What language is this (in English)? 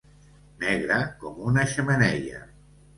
Catalan